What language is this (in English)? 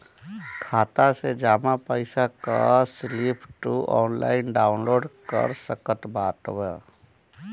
Bhojpuri